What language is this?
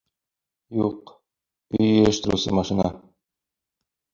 Bashkir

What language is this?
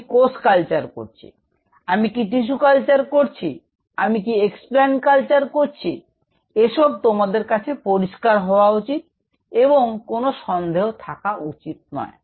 Bangla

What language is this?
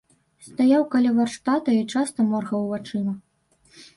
Belarusian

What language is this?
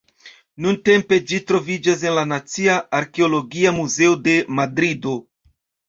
Esperanto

